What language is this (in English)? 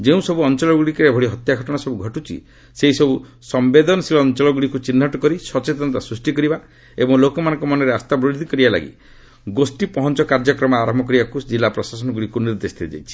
Odia